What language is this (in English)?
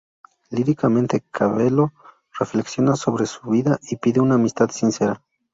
Spanish